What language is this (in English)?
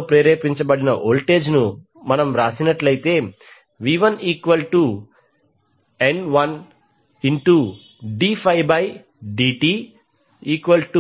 Telugu